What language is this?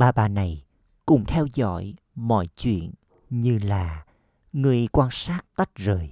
Vietnamese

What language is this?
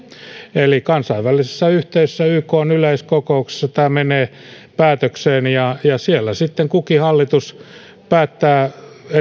Finnish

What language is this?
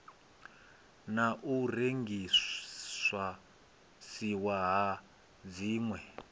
Venda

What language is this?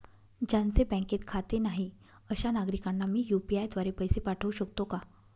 Marathi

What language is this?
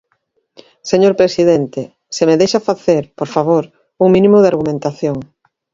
Galician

